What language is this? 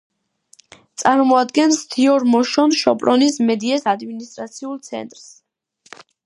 Georgian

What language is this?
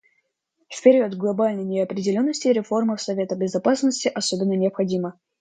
Russian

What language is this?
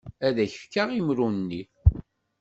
Kabyle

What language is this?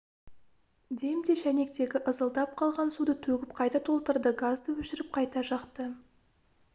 Kazakh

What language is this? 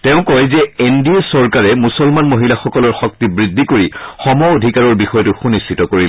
Assamese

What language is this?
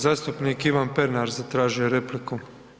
Croatian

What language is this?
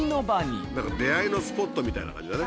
Japanese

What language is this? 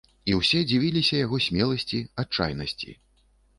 Belarusian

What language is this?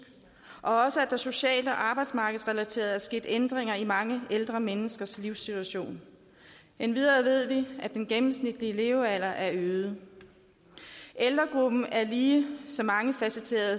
Danish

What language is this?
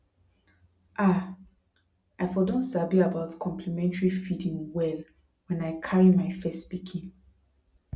Nigerian Pidgin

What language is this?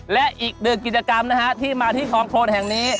Thai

